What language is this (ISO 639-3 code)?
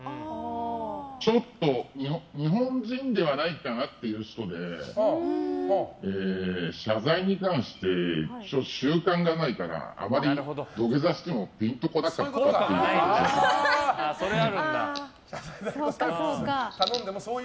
jpn